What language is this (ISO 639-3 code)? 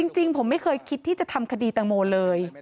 tha